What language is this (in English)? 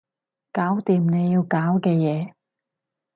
Cantonese